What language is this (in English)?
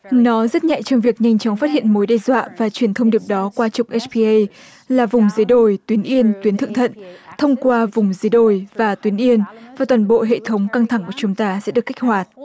Vietnamese